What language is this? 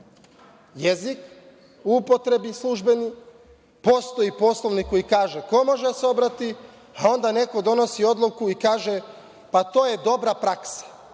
Serbian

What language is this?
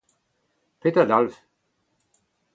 Breton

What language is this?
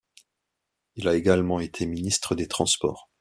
French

